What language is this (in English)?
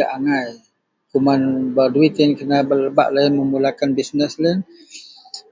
Central Melanau